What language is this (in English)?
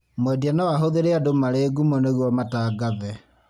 Kikuyu